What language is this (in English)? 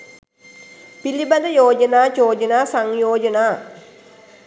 Sinhala